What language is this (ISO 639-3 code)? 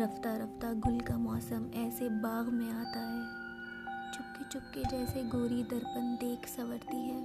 hin